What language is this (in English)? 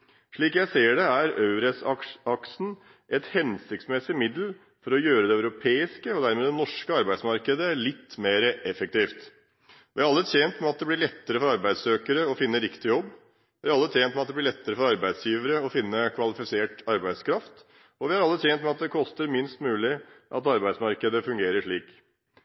Norwegian Bokmål